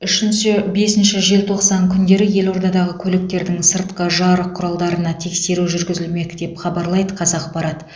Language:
Kazakh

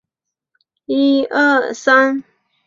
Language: Chinese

